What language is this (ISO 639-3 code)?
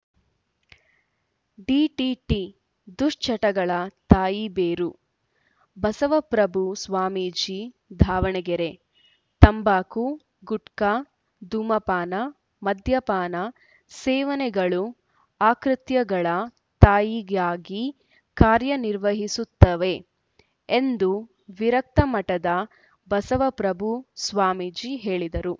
kan